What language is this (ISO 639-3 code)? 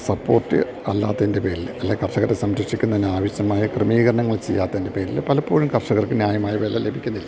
mal